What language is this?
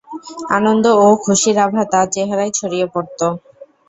Bangla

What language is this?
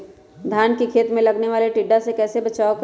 Magahi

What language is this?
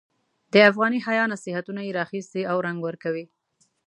Pashto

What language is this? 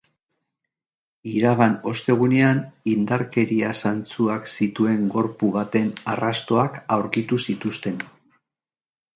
Basque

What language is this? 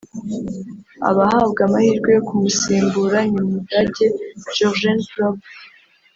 Kinyarwanda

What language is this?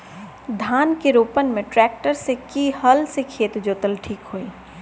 Bhojpuri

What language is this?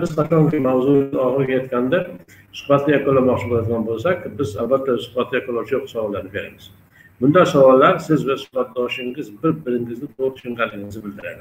Turkish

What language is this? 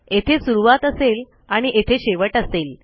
Marathi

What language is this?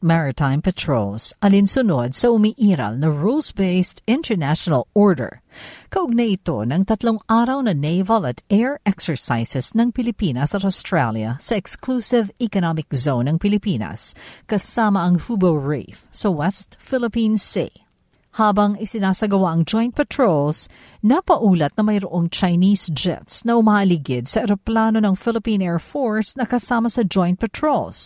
Filipino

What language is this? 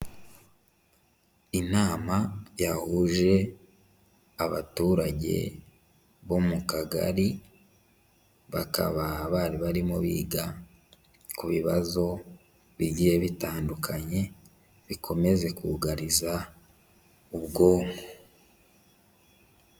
Kinyarwanda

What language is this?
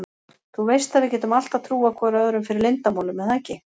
Icelandic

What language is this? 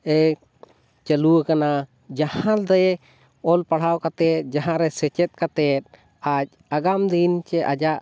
Santali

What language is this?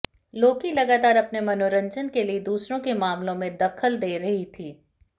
Hindi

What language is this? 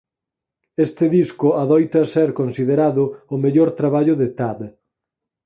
Galician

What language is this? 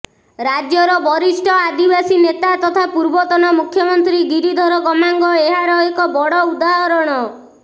Odia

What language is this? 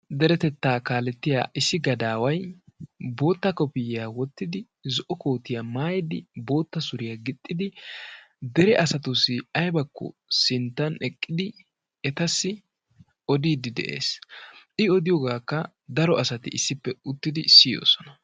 Wolaytta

